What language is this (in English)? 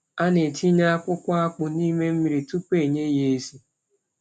Igbo